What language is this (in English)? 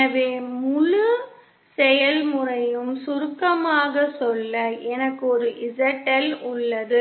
Tamil